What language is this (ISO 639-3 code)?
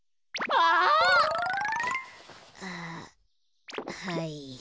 jpn